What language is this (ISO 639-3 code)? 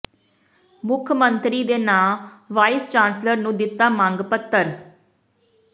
pan